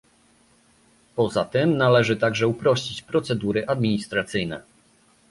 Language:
Polish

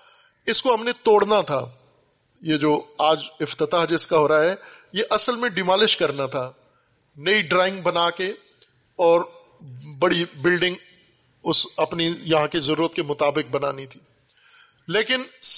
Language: Urdu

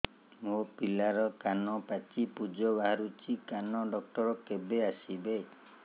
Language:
Odia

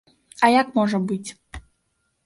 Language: Belarusian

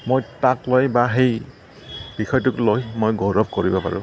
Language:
Assamese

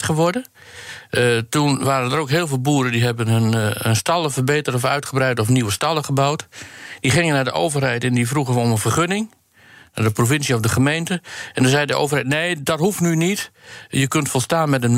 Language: Dutch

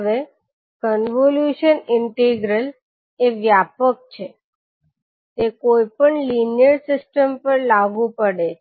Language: Gujarati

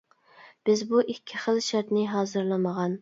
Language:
Uyghur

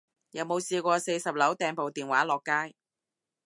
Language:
Cantonese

